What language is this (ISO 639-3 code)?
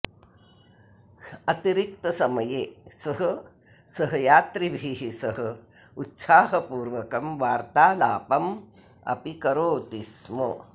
san